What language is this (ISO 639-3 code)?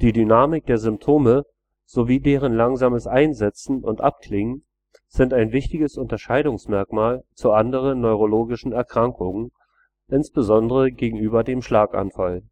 deu